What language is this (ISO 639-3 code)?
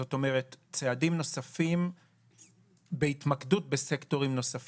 heb